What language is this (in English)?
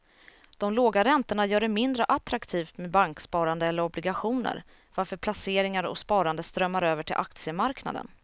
Swedish